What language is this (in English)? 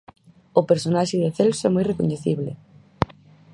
Galician